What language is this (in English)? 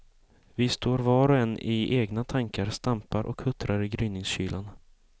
Swedish